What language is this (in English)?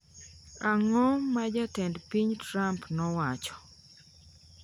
Luo (Kenya and Tanzania)